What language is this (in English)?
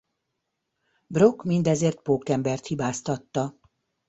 Hungarian